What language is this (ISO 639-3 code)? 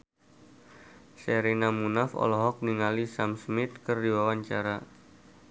sun